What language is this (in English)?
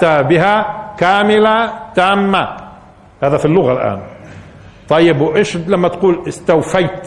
Arabic